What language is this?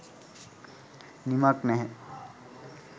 Sinhala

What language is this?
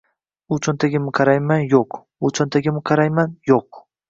Uzbek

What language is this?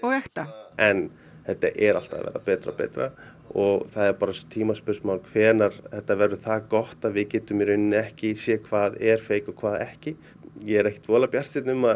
Icelandic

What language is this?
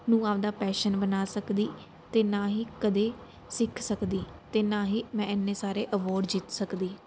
Punjabi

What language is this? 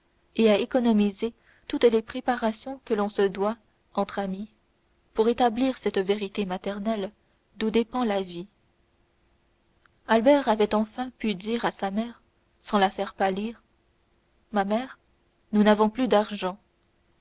French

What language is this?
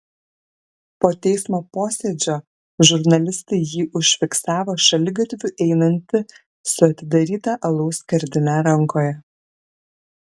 Lithuanian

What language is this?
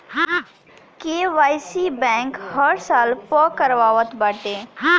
Bhojpuri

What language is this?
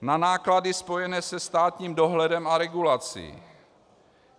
Czech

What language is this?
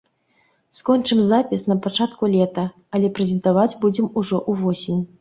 Belarusian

